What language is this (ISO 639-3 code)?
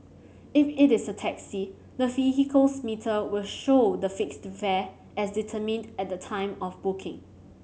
eng